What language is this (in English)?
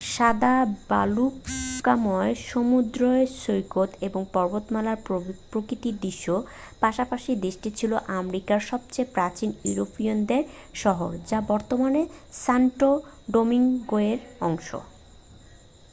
Bangla